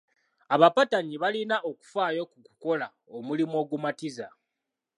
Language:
Ganda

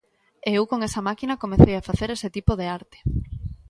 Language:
Galician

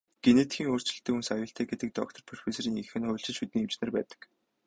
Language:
Mongolian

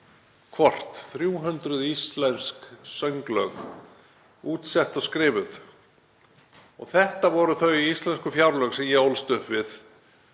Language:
Icelandic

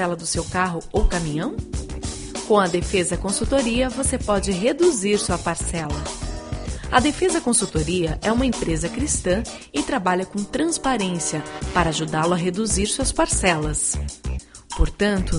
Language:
Portuguese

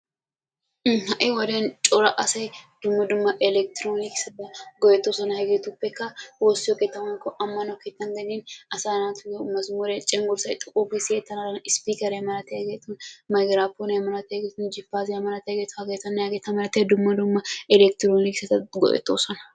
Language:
Wolaytta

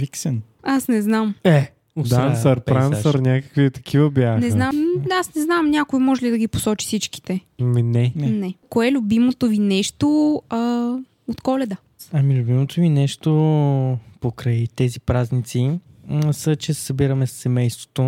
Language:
Bulgarian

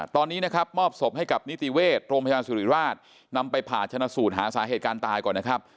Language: Thai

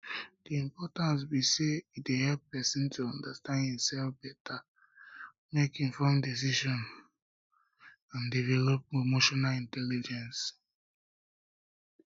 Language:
Nigerian Pidgin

